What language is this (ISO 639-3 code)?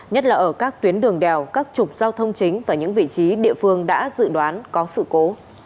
vie